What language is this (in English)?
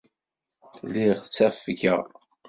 Kabyle